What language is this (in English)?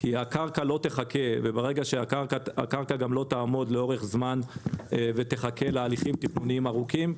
Hebrew